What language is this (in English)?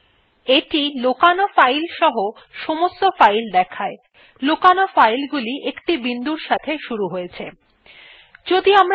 Bangla